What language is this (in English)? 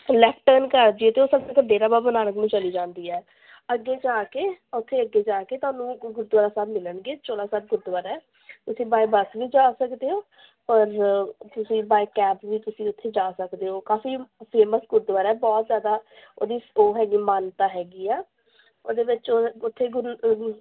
Punjabi